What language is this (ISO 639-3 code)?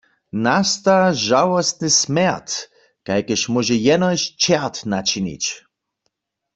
hsb